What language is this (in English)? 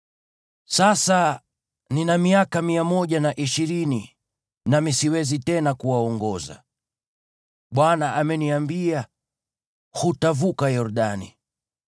Swahili